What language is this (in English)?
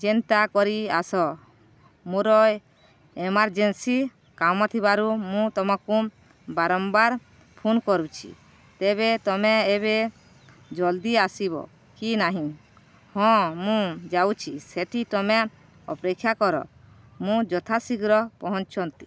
Odia